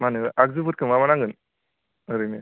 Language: Bodo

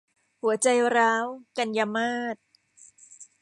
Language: Thai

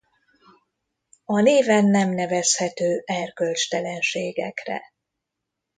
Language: Hungarian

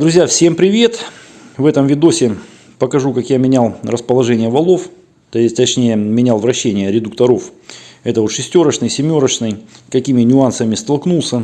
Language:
Russian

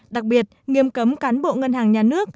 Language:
Vietnamese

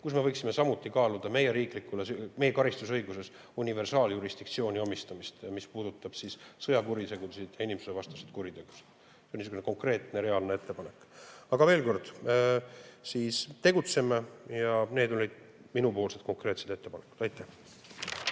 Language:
Estonian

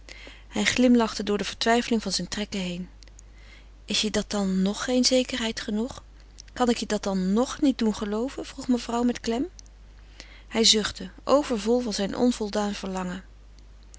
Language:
Dutch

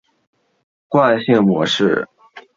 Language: Chinese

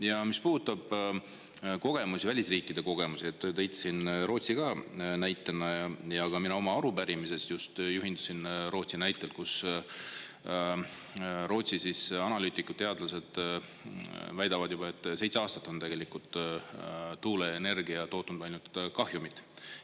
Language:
Estonian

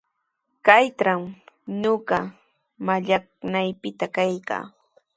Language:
Sihuas Ancash Quechua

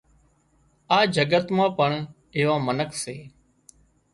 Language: Wadiyara Koli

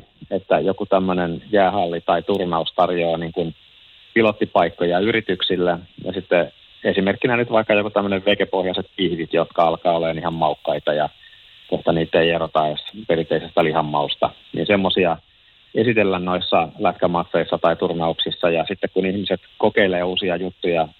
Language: Finnish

